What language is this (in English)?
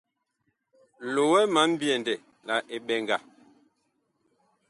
Bakoko